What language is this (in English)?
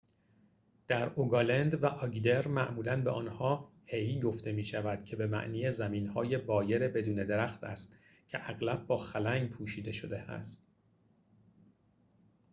Persian